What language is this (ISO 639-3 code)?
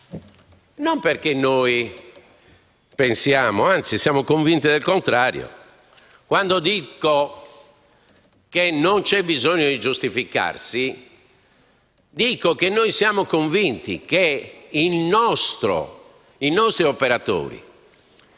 ita